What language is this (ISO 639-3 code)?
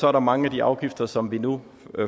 dan